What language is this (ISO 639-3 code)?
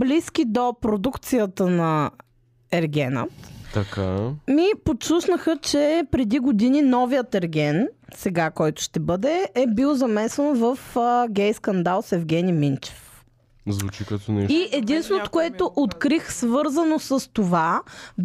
bul